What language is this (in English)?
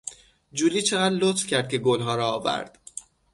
Persian